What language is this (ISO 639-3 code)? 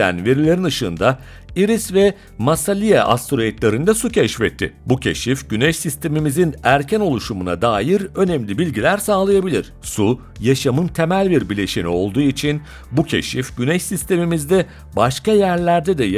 tur